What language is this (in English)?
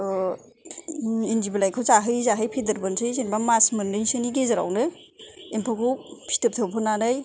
Bodo